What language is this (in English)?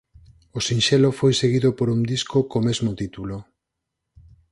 Galician